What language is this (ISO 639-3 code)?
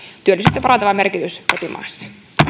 fin